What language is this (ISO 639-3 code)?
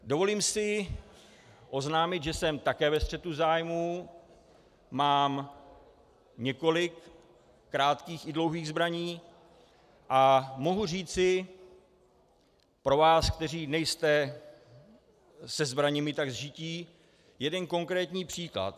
ces